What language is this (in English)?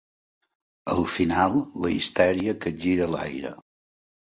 Catalan